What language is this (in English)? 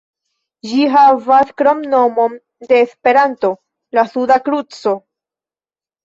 Esperanto